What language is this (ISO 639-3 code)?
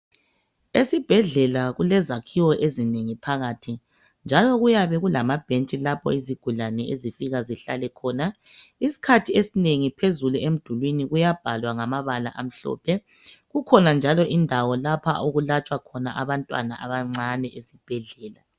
nde